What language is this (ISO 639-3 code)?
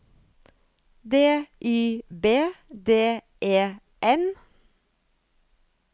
nor